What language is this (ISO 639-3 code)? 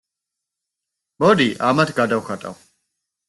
kat